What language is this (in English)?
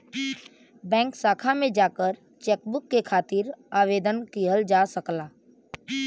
Bhojpuri